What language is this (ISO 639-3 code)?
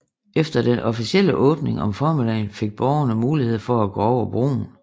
dan